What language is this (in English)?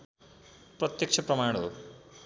Nepali